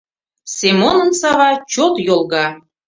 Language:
Mari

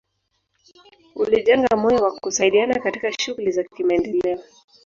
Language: Swahili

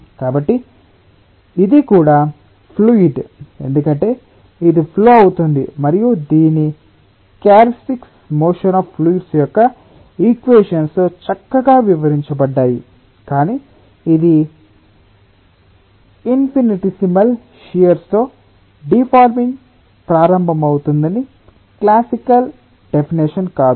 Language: Telugu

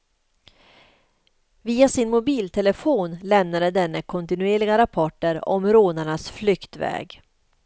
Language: Swedish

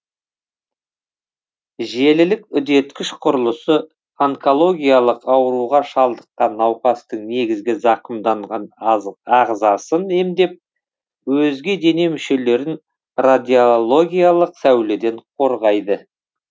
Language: Kazakh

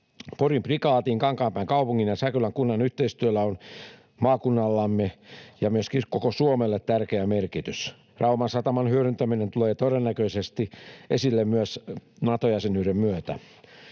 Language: Finnish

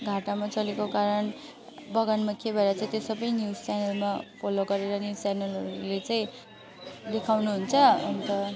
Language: Nepali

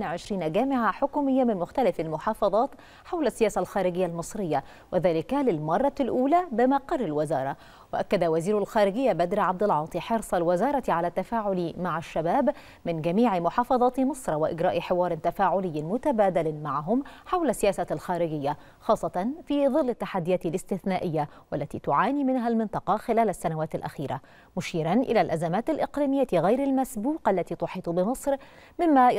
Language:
Arabic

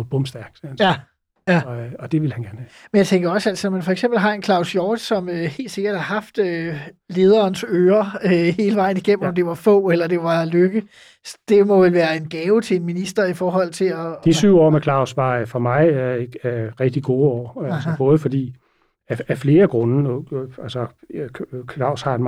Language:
Danish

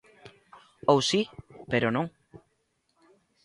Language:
Galician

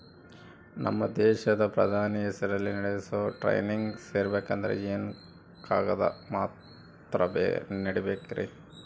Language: Kannada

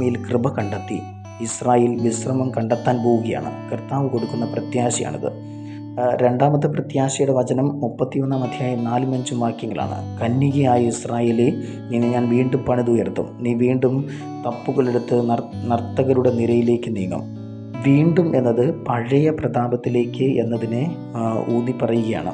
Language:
Malayalam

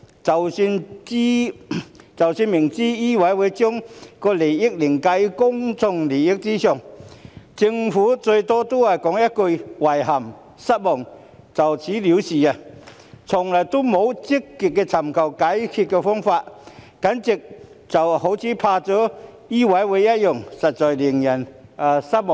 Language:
Cantonese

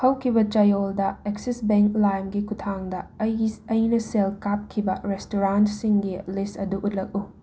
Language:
Manipuri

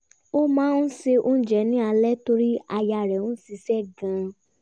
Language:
Yoruba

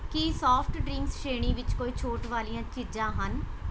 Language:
Punjabi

